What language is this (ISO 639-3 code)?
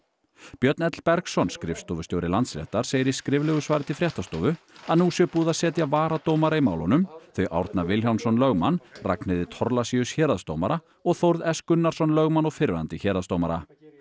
isl